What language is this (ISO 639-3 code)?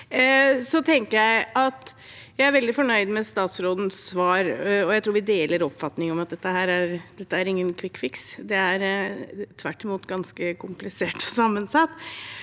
nor